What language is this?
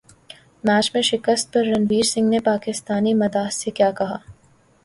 Urdu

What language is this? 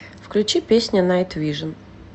Russian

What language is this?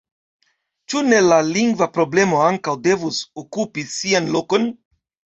Esperanto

